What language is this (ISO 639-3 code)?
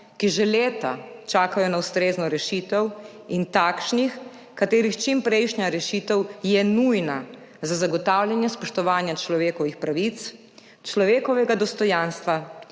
slv